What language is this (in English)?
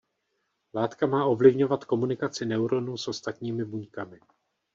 Czech